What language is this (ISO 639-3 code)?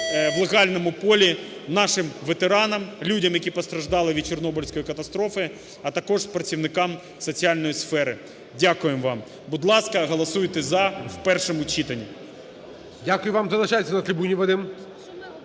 ukr